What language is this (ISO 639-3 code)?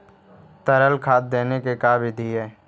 mag